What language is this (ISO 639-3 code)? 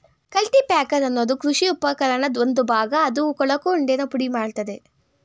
kan